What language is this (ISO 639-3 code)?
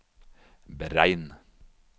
nor